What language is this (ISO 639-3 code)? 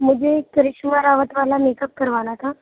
urd